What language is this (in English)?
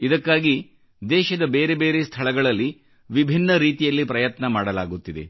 Kannada